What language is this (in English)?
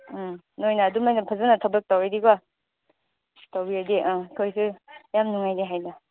Manipuri